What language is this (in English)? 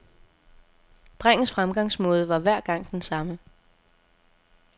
Danish